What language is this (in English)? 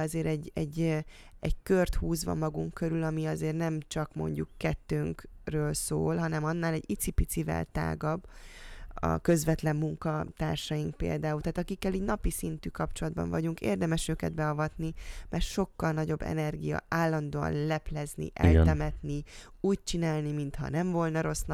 Hungarian